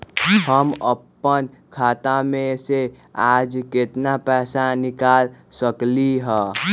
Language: Magahi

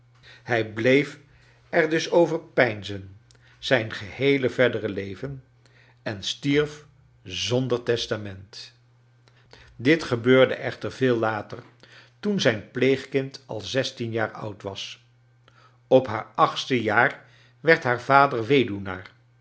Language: Dutch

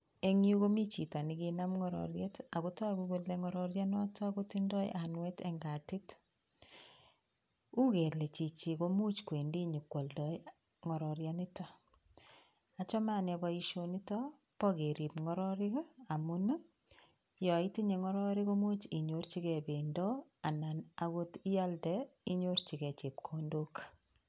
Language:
Kalenjin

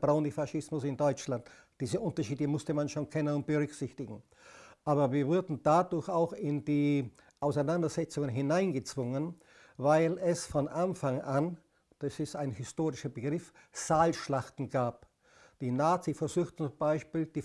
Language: German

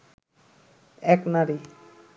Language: Bangla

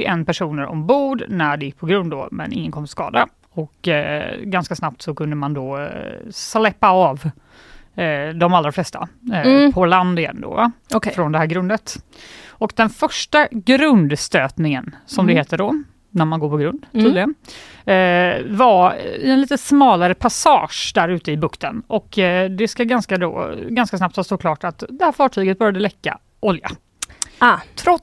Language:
Swedish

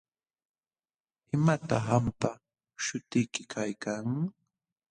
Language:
Jauja Wanca Quechua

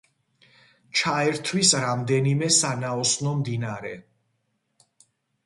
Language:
Georgian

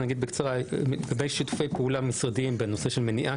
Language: Hebrew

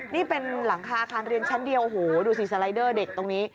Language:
Thai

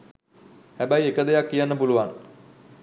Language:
Sinhala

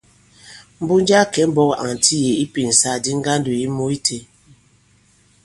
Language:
Bankon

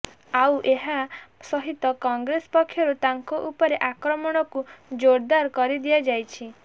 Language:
Odia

